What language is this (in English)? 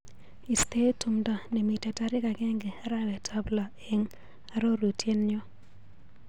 Kalenjin